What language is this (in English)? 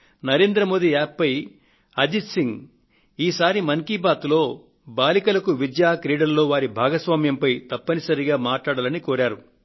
Telugu